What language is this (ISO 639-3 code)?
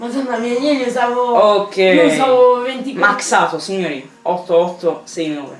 ita